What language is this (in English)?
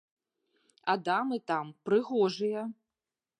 Belarusian